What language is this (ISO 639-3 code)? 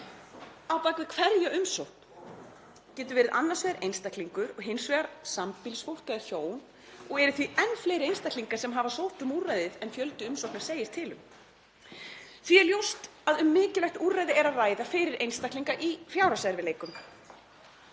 isl